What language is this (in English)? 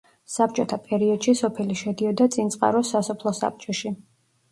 Georgian